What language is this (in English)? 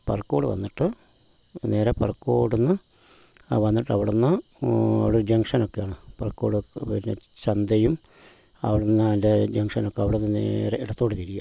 Malayalam